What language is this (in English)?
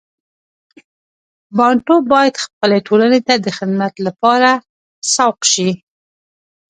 Pashto